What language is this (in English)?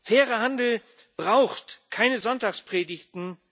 German